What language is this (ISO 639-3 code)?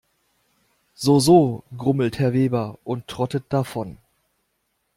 deu